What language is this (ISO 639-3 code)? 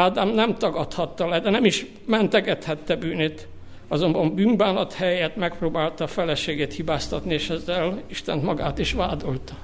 hun